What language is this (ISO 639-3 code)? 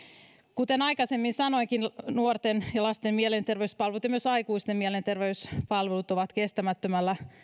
fin